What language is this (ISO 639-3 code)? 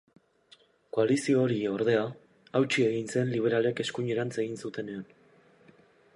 eus